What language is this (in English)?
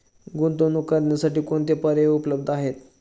Marathi